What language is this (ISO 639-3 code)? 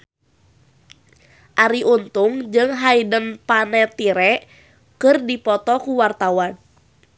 sun